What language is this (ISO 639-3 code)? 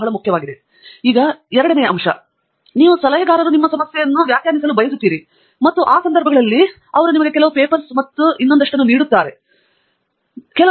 kan